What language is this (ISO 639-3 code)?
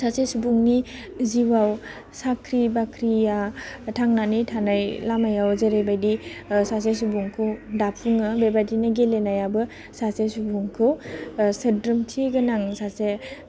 brx